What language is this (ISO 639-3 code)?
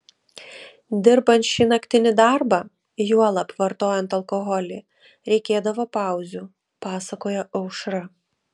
lit